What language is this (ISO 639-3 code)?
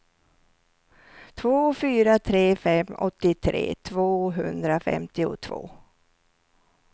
swe